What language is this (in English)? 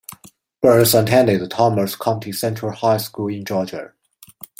English